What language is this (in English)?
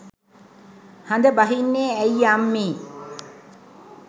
Sinhala